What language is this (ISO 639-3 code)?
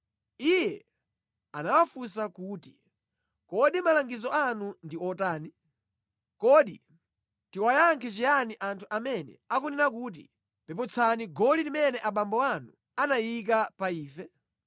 nya